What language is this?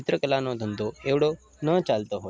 Gujarati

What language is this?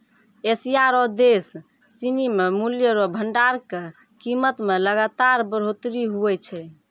Maithili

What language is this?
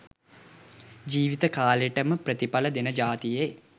Sinhala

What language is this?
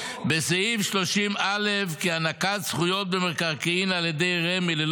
Hebrew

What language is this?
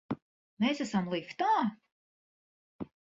Latvian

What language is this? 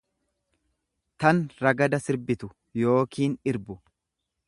Oromo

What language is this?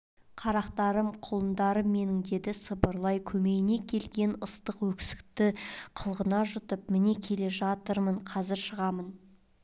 Kazakh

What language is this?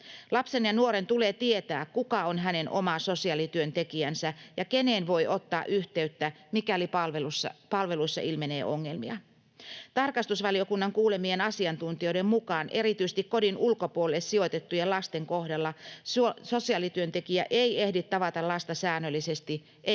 Finnish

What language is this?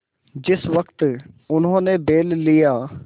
Hindi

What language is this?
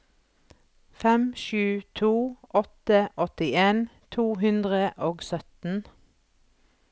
Norwegian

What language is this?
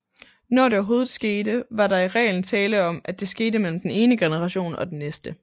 Danish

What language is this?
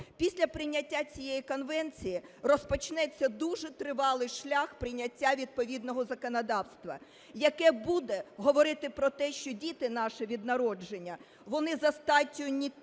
Ukrainian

